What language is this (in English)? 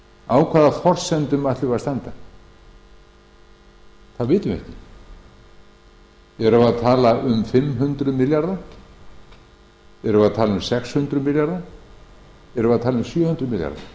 Icelandic